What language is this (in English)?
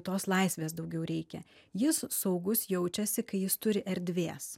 Lithuanian